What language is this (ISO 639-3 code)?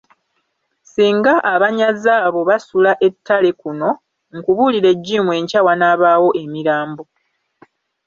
lug